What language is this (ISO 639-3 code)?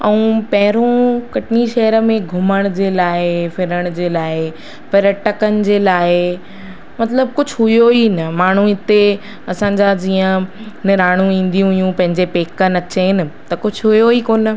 snd